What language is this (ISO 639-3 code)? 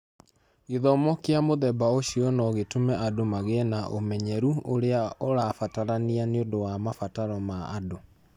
kik